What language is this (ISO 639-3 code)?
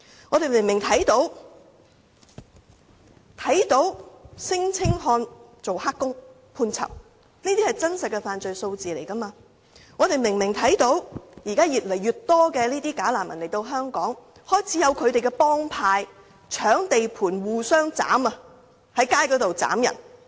yue